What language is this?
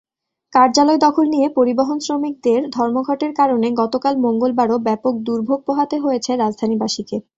Bangla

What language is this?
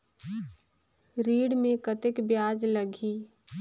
Chhattisgarhi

